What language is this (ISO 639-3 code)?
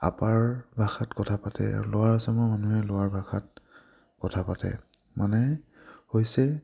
asm